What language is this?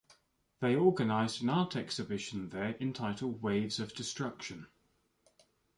English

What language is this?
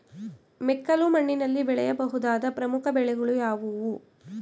Kannada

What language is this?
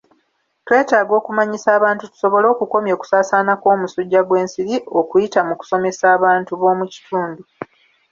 Ganda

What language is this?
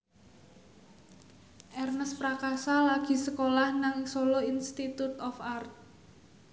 Javanese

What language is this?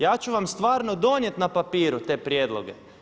Croatian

